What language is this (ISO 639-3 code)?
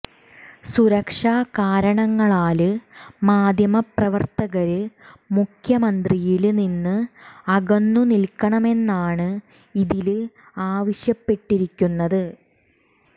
mal